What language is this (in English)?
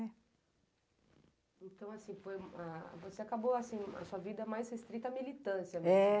Portuguese